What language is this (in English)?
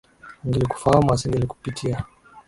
Swahili